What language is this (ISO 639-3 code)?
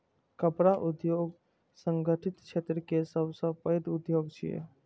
mai